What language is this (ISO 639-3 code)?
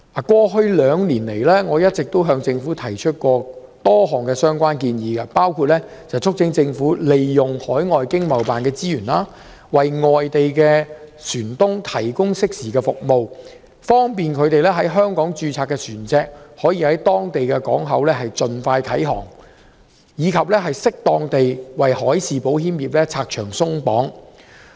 yue